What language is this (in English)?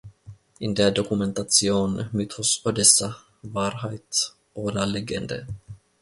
German